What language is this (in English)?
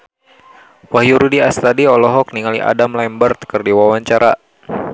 Sundanese